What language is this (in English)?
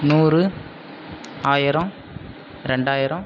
Tamil